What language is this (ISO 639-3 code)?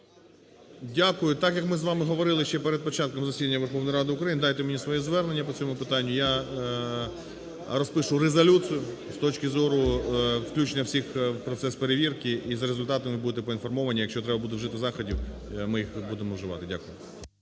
ukr